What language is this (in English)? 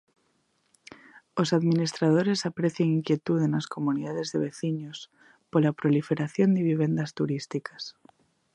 Galician